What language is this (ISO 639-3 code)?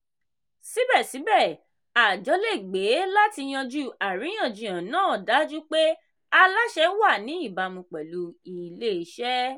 yor